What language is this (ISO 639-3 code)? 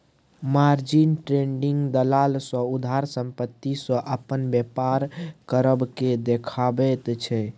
mai